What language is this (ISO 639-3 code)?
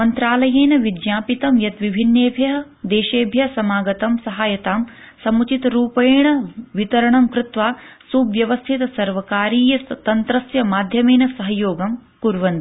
san